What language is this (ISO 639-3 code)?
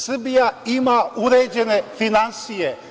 srp